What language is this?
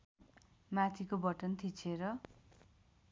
Nepali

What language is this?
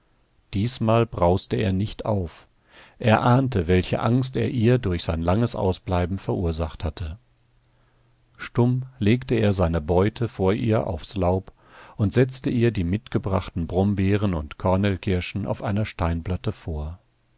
German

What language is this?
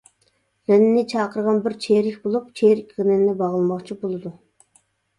Uyghur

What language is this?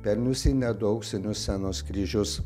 Lithuanian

